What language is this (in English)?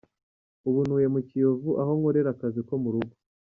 Kinyarwanda